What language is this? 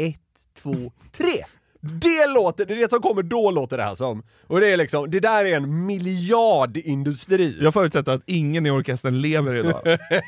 Swedish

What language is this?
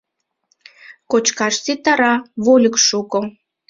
Mari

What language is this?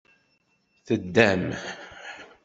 Kabyle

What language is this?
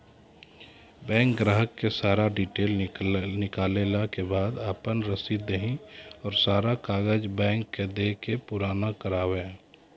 Maithili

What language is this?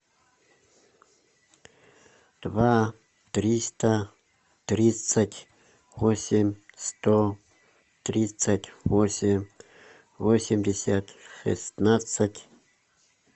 Russian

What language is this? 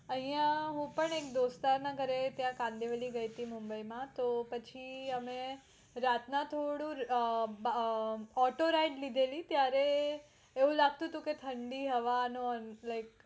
Gujarati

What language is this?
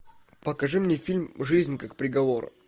Russian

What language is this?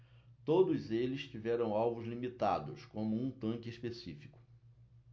Portuguese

